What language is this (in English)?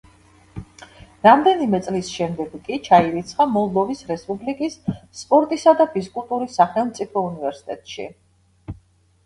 Georgian